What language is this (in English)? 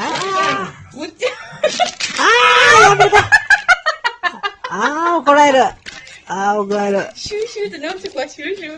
Japanese